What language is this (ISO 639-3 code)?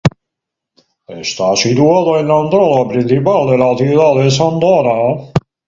spa